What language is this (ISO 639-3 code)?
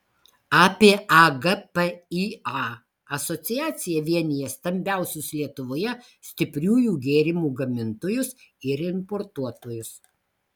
lit